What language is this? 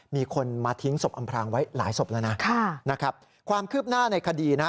Thai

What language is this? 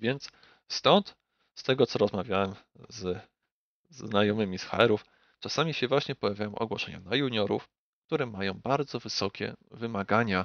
Polish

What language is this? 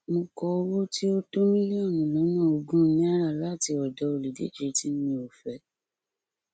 Yoruba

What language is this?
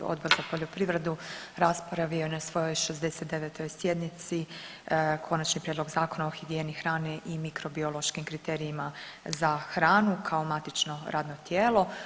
Croatian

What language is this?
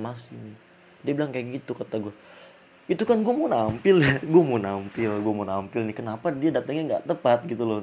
Indonesian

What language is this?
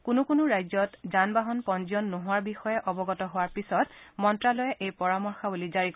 Assamese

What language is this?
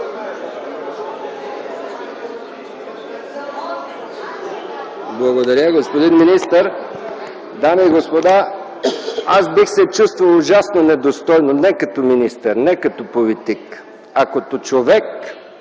Bulgarian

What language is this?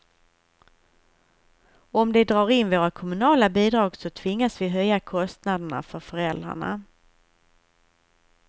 Swedish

